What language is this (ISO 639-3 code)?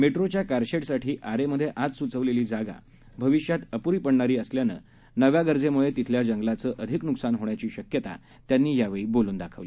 mar